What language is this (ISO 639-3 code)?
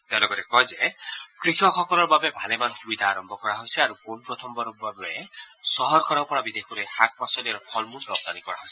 asm